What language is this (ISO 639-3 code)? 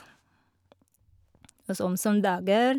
nor